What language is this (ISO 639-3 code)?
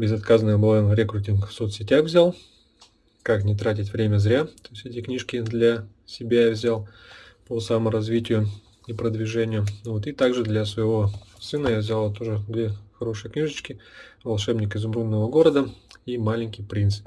rus